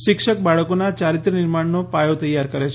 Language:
Gujarati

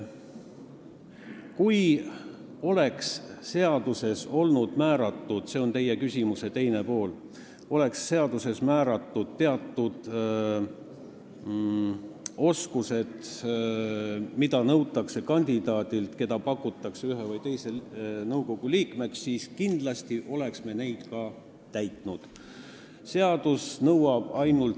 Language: Estonian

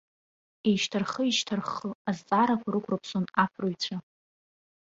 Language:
Abkhazian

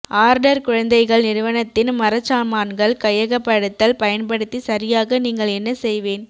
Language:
Tamil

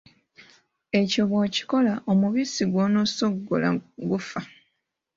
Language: Ganda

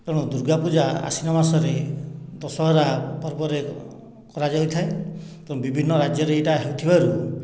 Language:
Odia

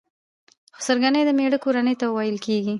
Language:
Pashto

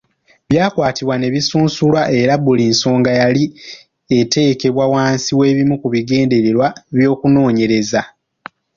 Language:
Ganda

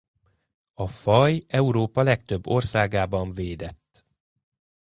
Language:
Hungarian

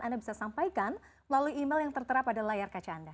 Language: Indonesian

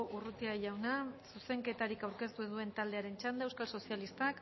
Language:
Basque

